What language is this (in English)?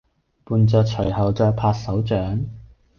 Cantonese